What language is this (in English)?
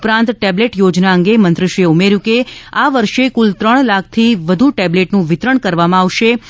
Gujarati